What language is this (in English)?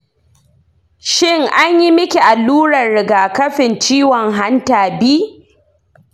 Hausa